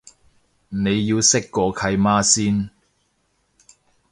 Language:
Cantonese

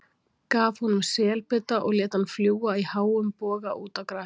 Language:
Icelandic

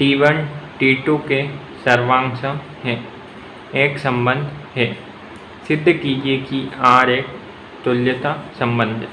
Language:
Hindi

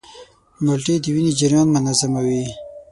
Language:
Pashto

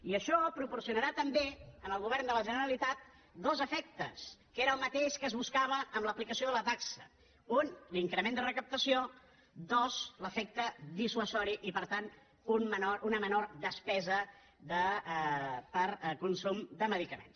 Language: Catalan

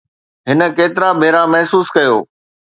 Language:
Sindhi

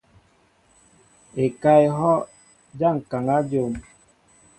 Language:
Mbo (Cameroon)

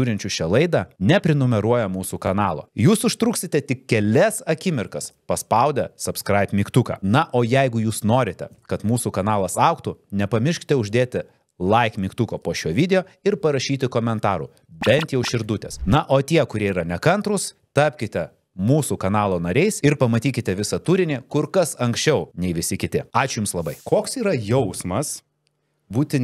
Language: Lithuanian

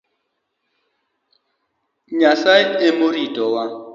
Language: Luo (Kenya and Tanzania)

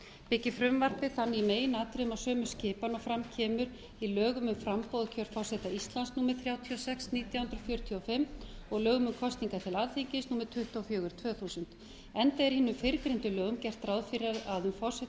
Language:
Icelandic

